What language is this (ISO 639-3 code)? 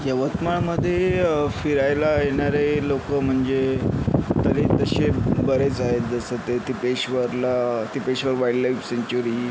mar